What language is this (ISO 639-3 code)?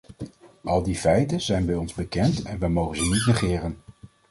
nld